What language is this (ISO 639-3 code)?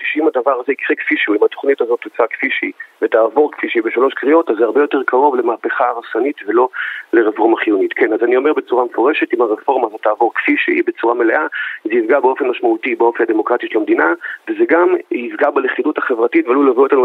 heb